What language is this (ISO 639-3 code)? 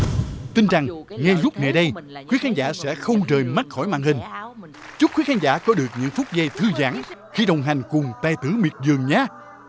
vie